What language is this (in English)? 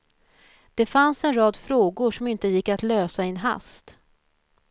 Swedish